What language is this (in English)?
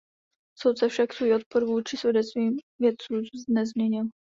Czech